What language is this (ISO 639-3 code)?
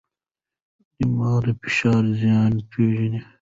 pus